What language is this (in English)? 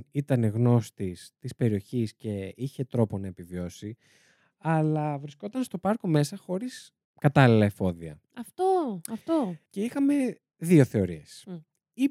Greek